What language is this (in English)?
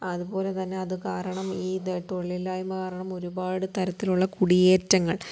Malayalam